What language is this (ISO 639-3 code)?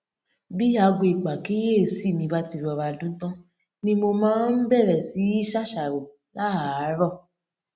yor